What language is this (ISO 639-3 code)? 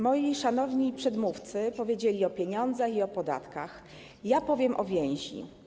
pol